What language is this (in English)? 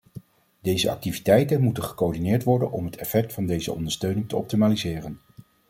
Dutch